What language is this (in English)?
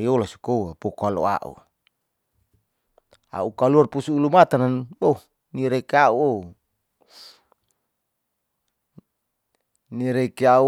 Saleman